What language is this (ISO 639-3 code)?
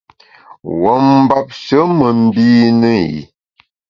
bax